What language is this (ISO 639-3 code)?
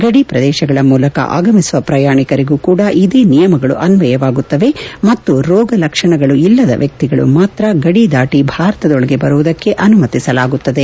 kan